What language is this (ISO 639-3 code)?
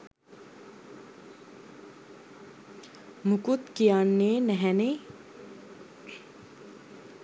sin